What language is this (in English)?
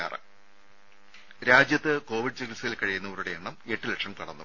Malayalam